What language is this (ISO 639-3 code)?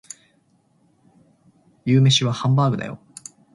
jpn